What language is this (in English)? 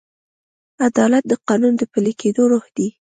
Pashto